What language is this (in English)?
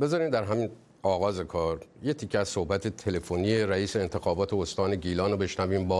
Persian